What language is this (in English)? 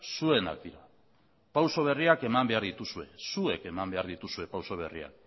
Basque